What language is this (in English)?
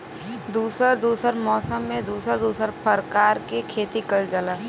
Bhojpuri